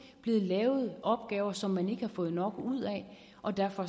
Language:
Danish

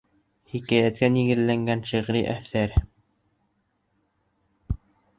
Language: Bashkir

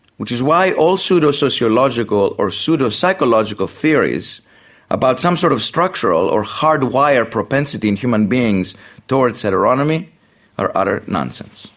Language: English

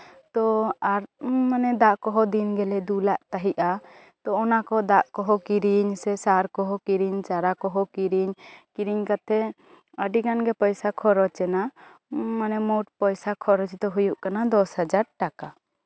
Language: Santali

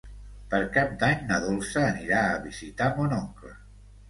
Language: Catalan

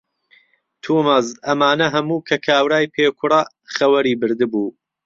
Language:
Central Kurdish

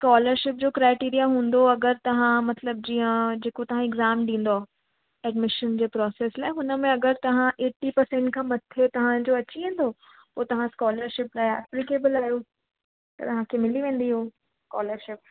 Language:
Sindhi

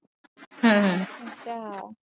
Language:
Punjabi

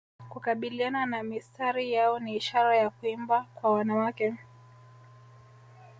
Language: Swahili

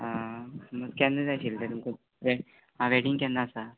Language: Konkani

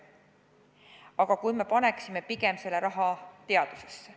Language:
Estonian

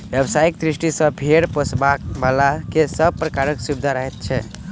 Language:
Maithili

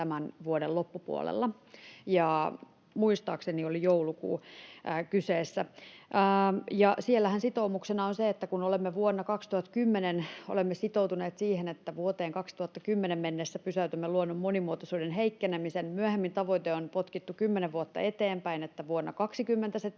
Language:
Finnish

